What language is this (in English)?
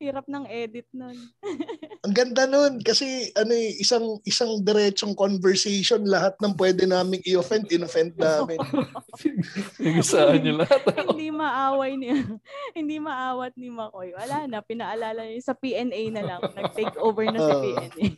Filipino